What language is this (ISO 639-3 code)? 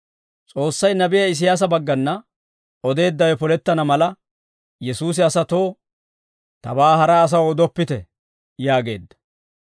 dwr